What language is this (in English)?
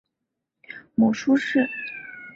Chinese